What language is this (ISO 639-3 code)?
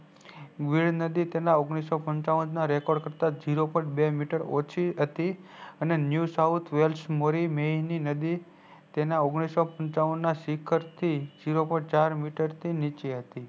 guj